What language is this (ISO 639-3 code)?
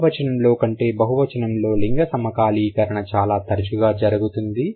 tel